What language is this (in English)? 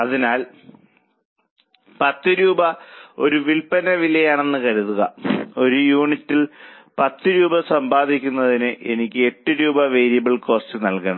Malayalam